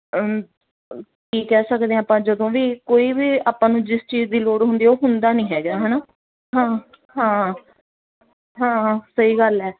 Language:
Punjabi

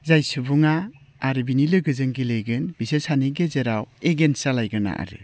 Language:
Bodo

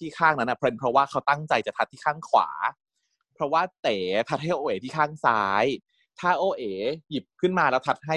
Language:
Thai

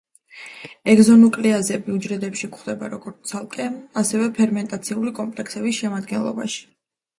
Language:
Georgian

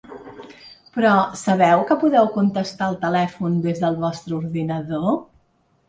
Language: Catalan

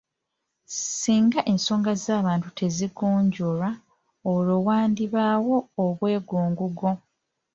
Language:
Ganda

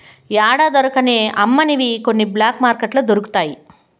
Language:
Telugu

